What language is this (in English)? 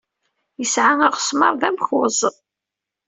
Kabyle